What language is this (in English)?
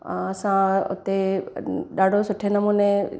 Sindhi